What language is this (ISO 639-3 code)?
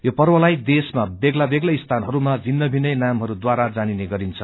nep